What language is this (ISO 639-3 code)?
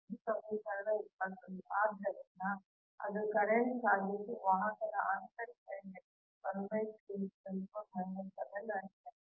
kan